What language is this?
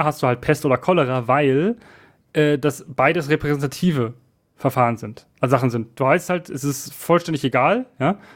German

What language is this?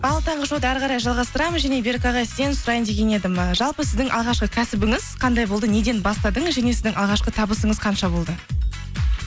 Kazakh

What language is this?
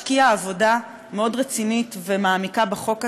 Hebrew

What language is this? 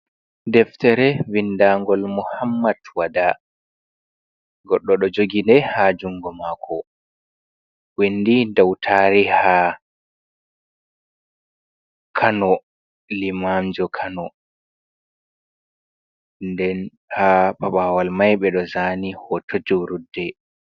Fula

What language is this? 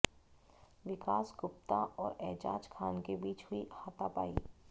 Hindi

